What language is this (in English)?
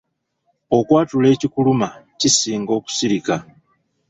Ganda